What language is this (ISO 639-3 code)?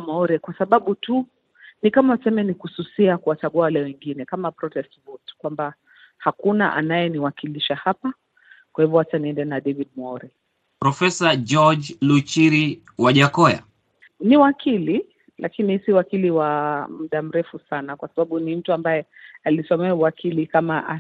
swa